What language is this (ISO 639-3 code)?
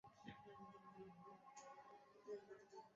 ben